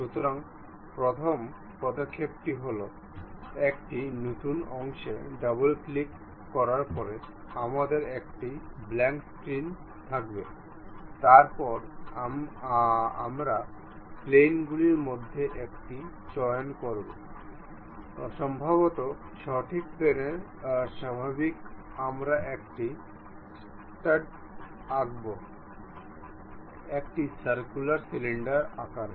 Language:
Bangla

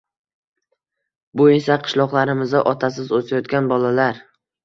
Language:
Uzbek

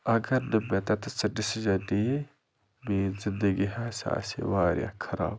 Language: Kashmiri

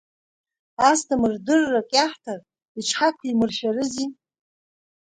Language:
Abkhazian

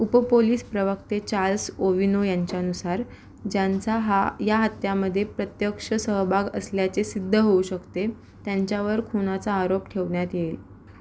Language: Marathi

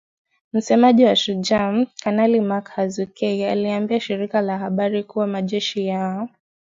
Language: Swahili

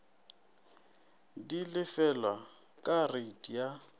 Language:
Northern Sotho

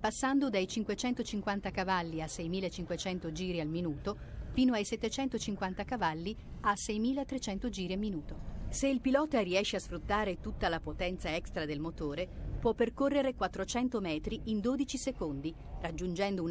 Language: Italian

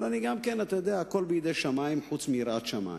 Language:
Hebrew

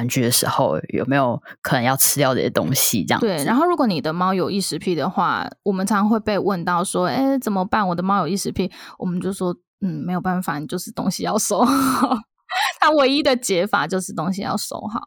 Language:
Chinese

